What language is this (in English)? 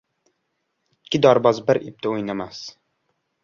Uzbek